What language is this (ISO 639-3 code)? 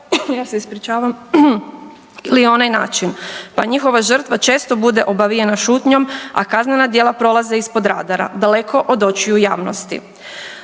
hrv